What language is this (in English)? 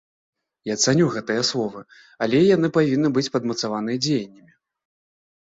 Belarusian